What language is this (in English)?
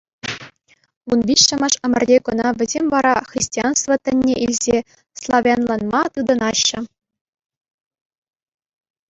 Chuvash